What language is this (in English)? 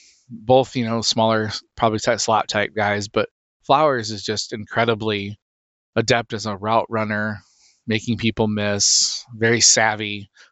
English